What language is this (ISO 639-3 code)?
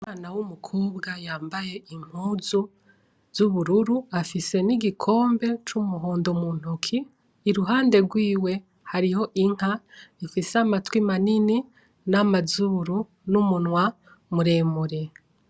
run